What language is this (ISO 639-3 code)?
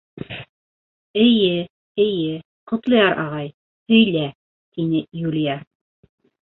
bak